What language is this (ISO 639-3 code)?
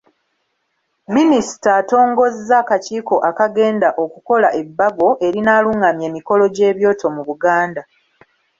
lug